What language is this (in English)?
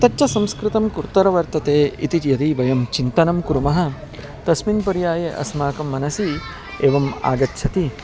Sanskrit